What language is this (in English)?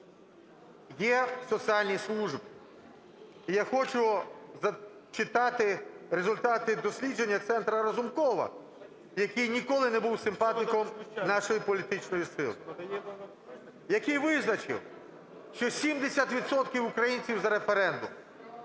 Ukrainian